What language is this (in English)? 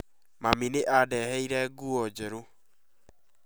Kikuyu